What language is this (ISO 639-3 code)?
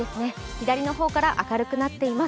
jpn